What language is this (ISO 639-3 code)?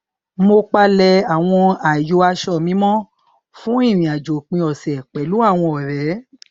yor